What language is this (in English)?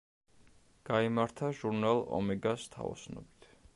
Georgian